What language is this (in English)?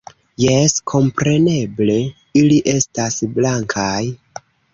Esperanto